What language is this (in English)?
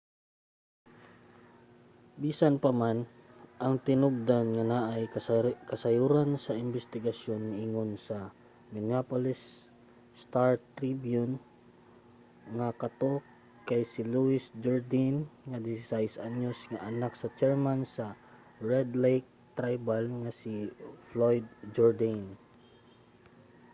Cebuano